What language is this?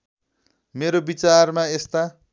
Nepali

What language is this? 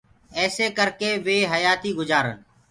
Gurgula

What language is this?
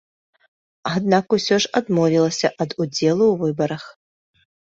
Belarusian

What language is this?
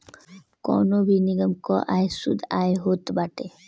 Bhojpuri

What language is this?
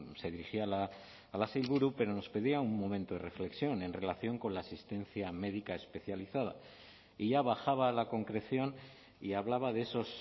Spanish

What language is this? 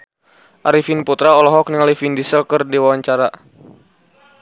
Sundanese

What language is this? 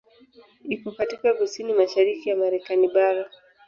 Swahili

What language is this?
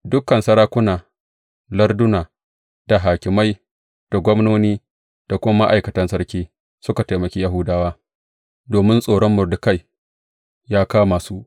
Hausa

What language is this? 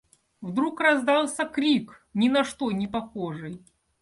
Russian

